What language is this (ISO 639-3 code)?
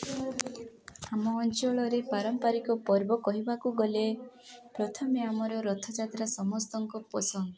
ori